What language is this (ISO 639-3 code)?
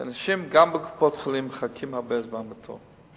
heb